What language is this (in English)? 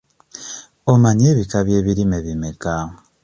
Ganda